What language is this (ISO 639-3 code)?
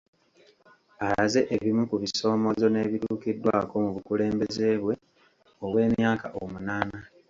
lug